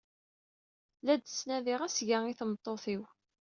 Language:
Kabyle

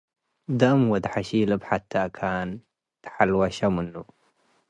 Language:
Tigre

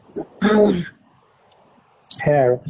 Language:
Assamese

